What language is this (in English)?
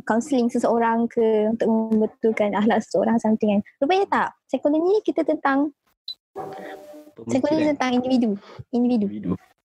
Malay